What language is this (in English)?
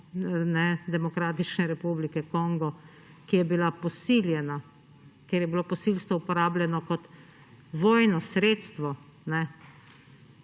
Slovenian